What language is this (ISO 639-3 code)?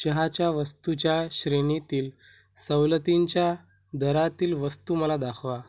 mar